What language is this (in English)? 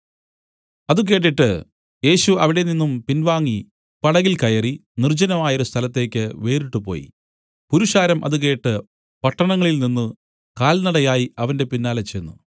Malayalam